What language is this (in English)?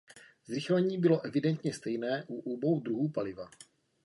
Czech